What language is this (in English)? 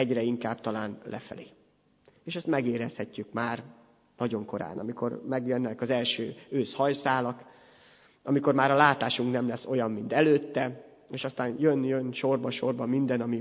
Hungarian